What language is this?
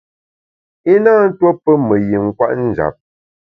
Bamun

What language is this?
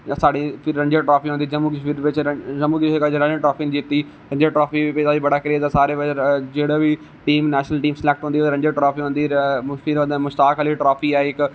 Dogri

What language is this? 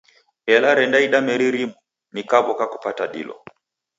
Taita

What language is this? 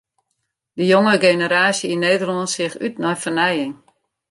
Western Frisian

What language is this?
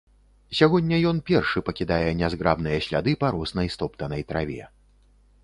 Belarusian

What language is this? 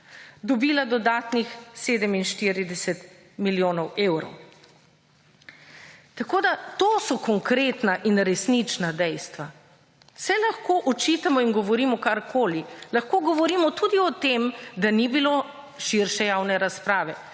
Slovenian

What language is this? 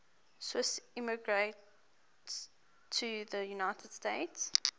English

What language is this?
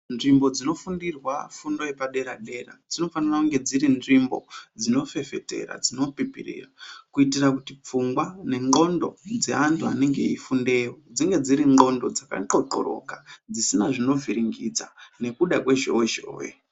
Ndau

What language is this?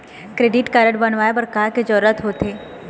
Chhattisgarhi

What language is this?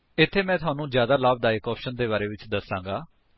Punjabi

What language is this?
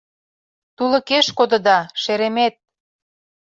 Mari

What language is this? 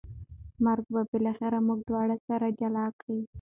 Pashto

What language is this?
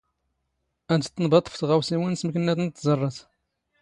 Standard Moroccan Tamazight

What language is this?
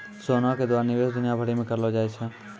Maithili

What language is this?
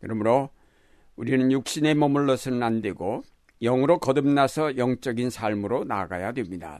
Korean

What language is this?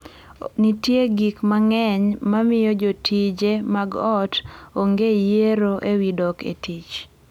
Luo (Kenya and Tanzania)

